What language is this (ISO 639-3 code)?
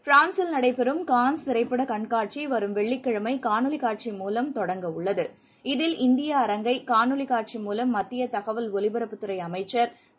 tam